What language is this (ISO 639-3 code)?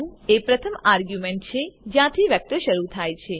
guj